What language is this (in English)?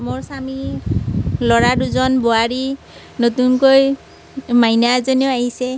Assamese